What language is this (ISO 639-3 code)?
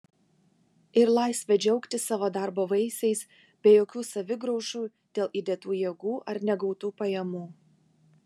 lit